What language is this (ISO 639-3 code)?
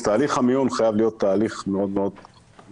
heb